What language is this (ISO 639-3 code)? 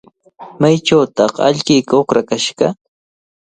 qvl